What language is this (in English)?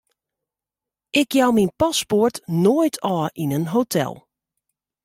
Western Frisian